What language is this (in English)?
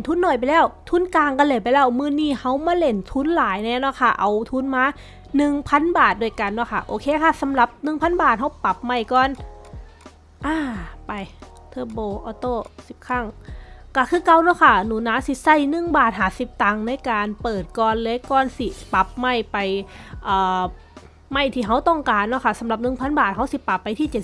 Thai